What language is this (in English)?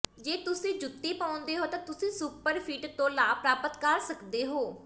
Punjabi